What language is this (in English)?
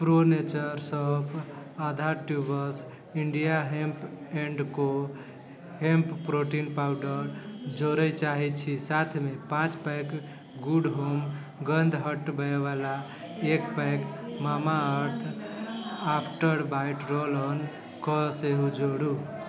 Maithili